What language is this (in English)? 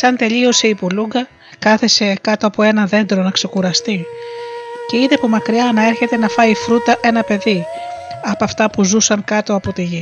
Greek